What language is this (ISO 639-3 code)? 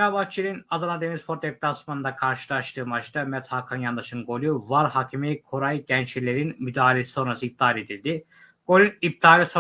tur